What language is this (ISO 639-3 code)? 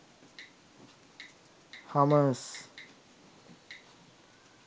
sin